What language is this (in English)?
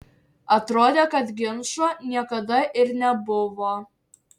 Lithuanian